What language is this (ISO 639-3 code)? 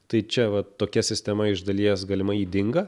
lit